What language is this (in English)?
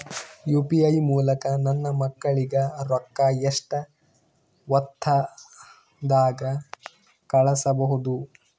Kannada